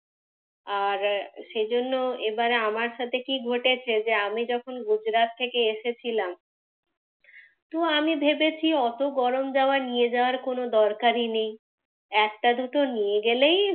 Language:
Bangla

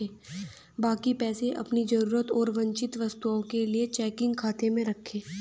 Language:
Hindi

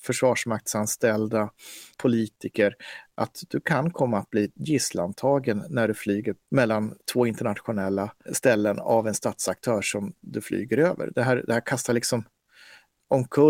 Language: Swedish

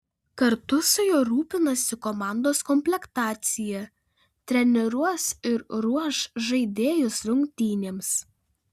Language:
Lithuanian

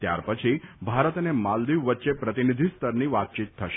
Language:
Gujarati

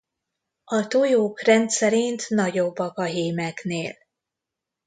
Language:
Hungarian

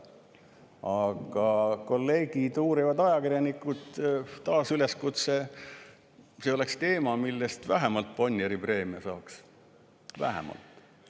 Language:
Estonian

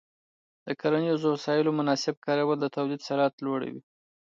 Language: Pashto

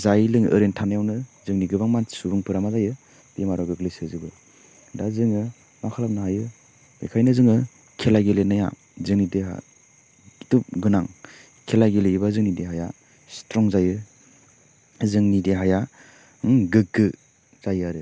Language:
Bodo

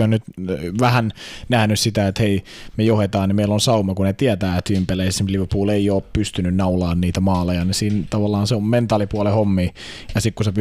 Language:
Finnish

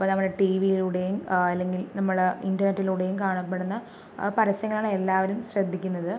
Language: Malayalam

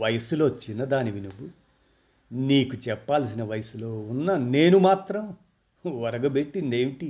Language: Telugu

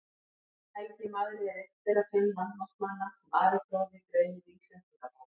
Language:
Icelandic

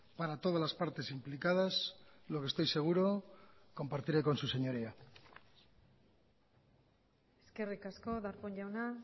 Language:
Spanish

